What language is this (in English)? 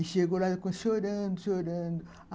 Portuguese